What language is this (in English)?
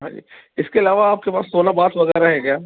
Urdu